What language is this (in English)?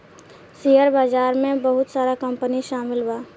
Bhojpuri